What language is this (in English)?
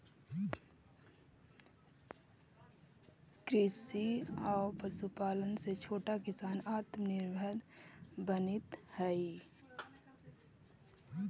Magahi